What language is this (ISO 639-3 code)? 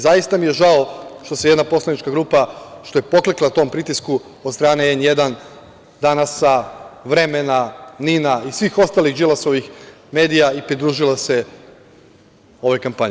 srp